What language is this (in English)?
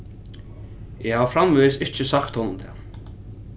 Faroese